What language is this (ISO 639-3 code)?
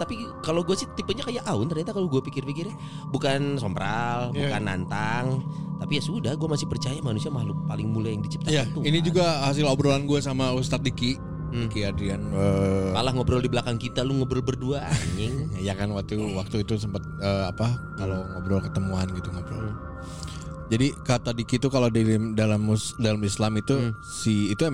ind